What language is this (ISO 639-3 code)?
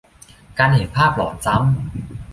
tha